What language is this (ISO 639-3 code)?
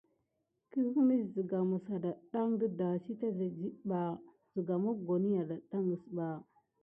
gid